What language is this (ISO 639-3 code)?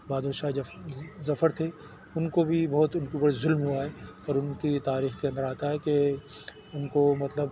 urd